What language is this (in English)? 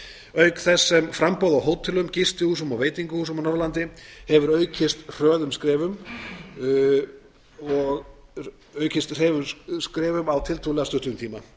Icelandic